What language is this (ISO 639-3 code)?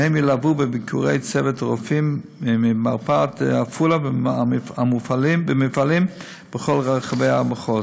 heb